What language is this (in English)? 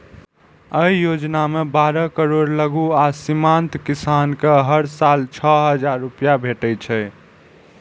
Maithili